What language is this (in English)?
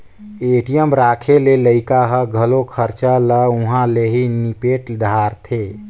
Chhattisgarhi